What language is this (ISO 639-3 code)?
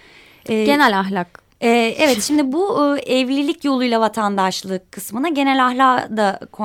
tur